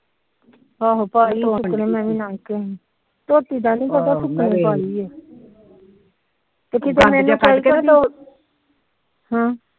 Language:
Punjabi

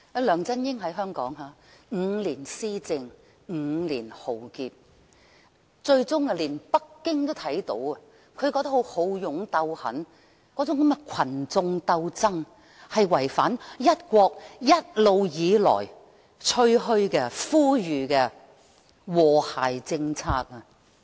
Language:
Cantonese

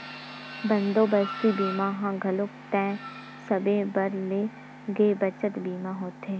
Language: Chhattisgarhi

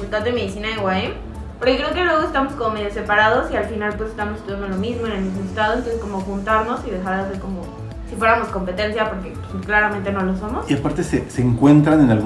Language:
Spanish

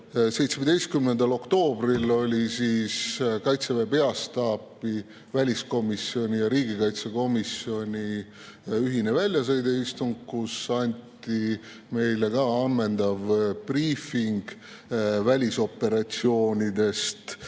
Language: Estonian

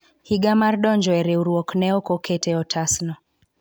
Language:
Luo (Kenya and Tanzania)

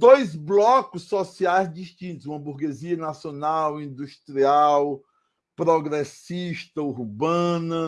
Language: Portuguese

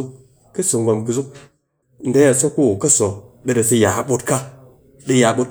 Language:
Cakfem-Mushere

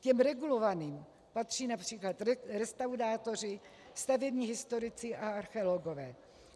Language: Czech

